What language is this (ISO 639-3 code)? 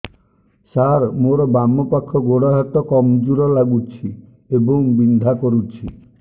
ori